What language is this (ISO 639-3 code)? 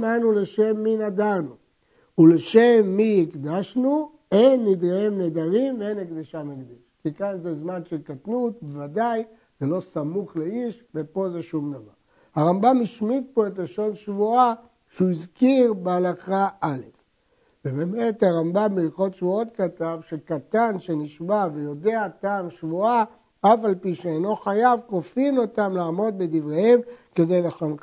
heb